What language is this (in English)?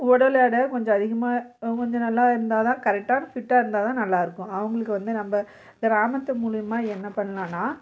Tamil